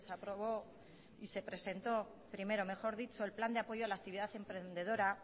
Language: Spanish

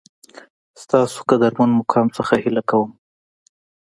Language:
Pashto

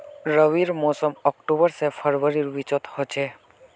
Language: Magahi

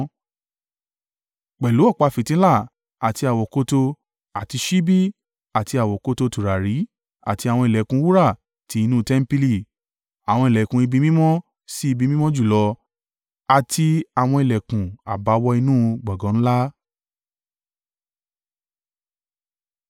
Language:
Yoruba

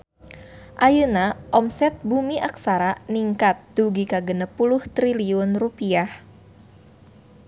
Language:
Sundanese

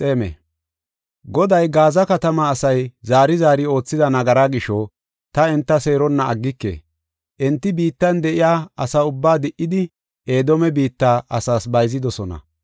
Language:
Gofa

